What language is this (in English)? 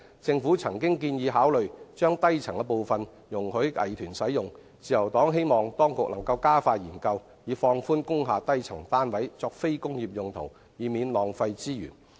Cantonese